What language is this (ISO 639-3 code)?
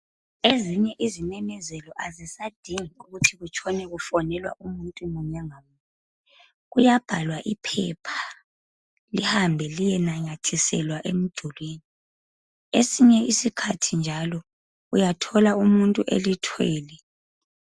nde